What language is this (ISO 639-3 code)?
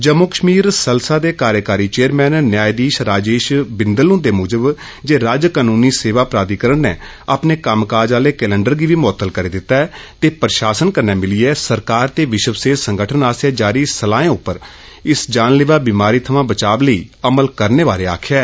doi